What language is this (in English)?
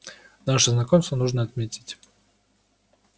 Russian